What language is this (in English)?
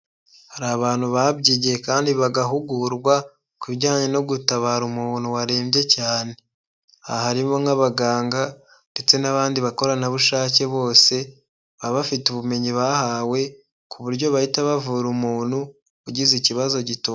Kinyarwanda